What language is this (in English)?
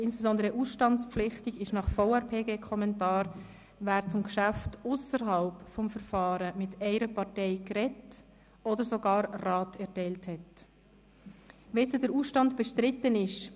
Swiss German